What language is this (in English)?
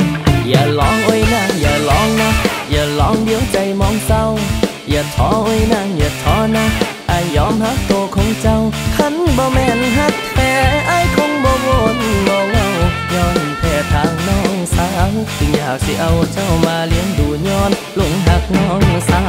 Thai